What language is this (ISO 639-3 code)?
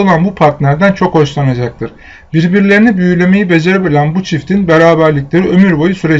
tur